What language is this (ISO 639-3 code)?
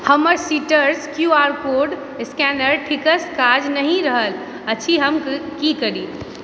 mai